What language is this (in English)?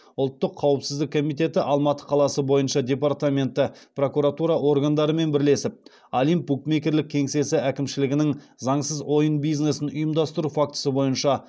Kazakh